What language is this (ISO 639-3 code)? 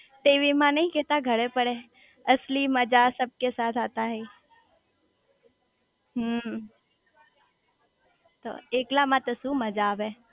guj